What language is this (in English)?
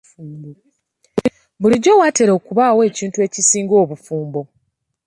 Ganda